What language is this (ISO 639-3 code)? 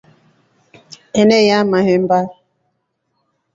rof